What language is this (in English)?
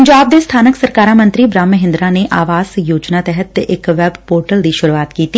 Punjabi